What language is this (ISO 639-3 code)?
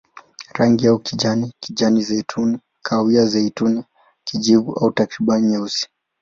swa